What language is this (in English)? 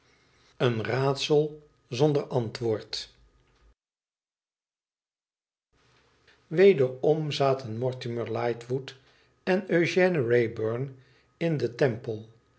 Dutch